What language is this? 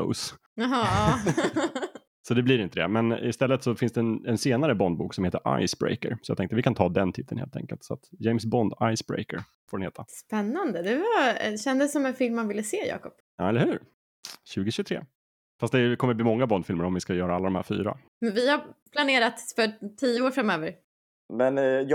Swedish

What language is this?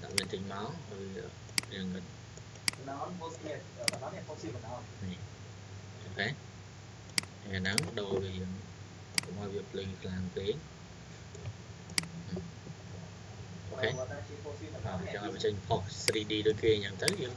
Vietnamese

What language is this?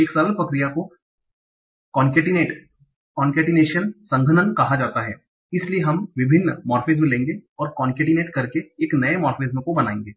Hindi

